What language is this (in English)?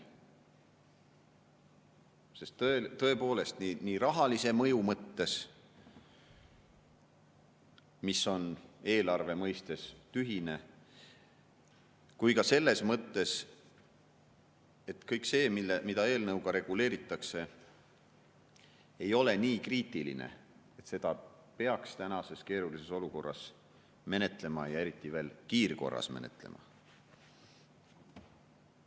Estonian